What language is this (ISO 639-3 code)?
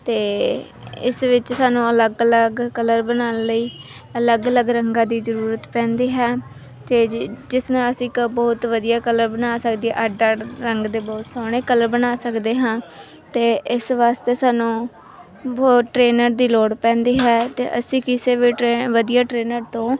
pan